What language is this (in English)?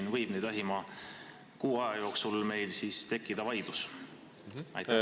Estonian